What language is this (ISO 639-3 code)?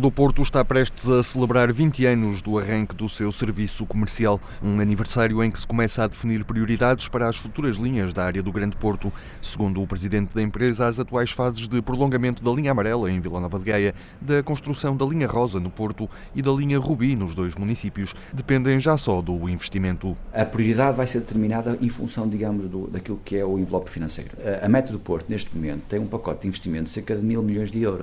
por